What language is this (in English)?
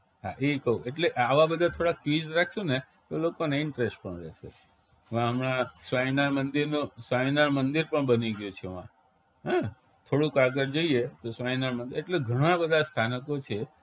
Gujarati